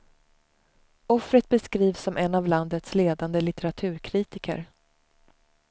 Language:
Swedish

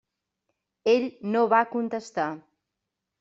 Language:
Catalan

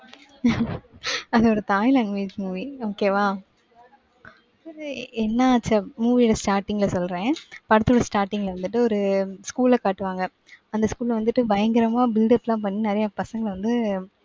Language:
Tamil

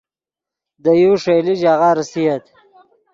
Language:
Yidgha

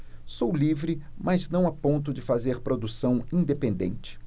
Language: Portuguese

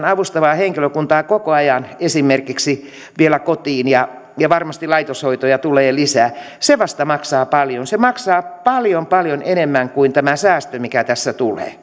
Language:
Finnish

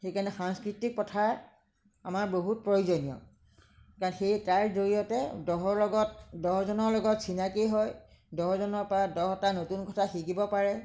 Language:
Assamese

